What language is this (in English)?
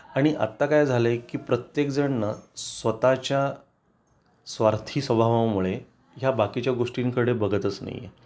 Marathi